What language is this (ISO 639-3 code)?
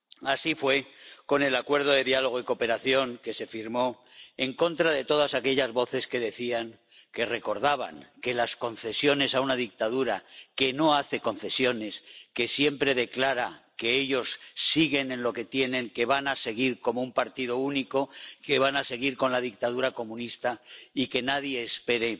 spa